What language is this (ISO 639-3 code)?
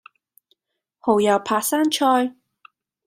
yue